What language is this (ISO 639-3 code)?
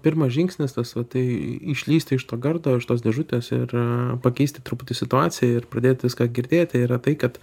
lit